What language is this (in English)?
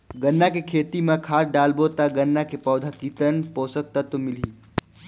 Chhattisgarhi